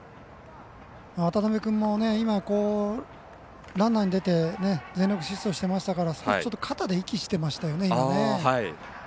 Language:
Japanese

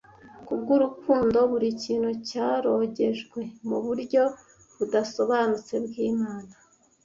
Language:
Kinyarwanda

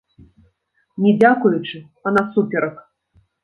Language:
Belarusian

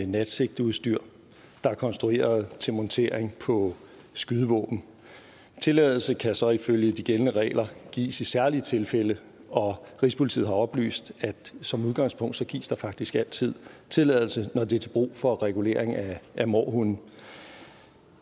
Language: Danish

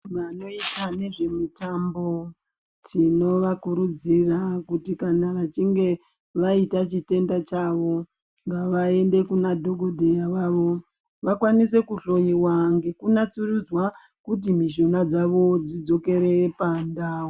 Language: Ndau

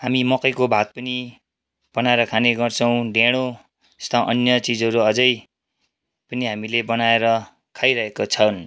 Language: Nepali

